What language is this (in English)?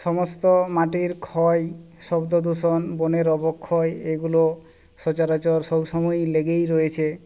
Bangla